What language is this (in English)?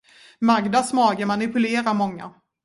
Swedish